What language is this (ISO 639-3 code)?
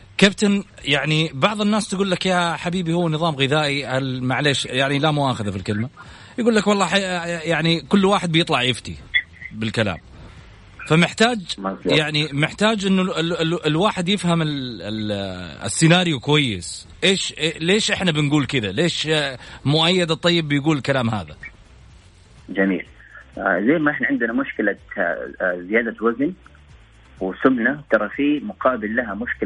ara